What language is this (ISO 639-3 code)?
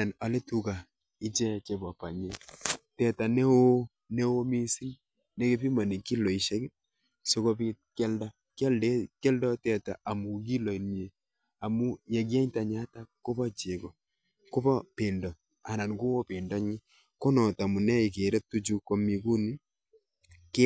kln